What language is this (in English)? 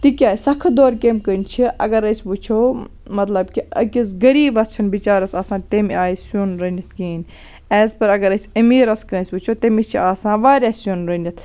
Kashmiri